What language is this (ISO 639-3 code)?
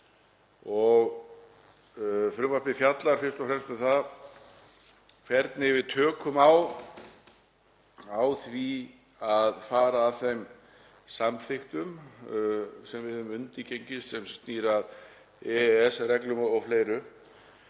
isl